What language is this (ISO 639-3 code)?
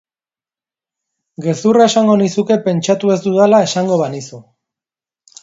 eus